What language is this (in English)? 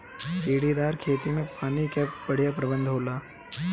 Bhojpuri